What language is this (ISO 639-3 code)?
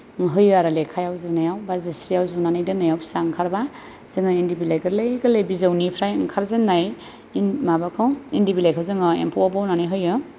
brx